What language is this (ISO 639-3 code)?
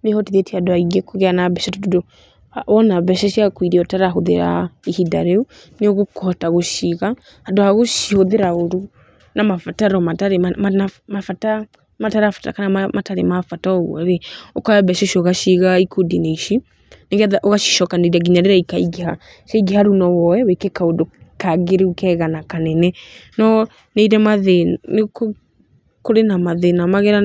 kik